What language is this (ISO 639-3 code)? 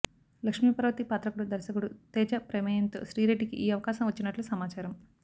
tel